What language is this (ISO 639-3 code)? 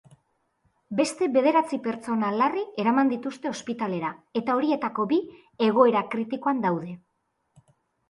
eus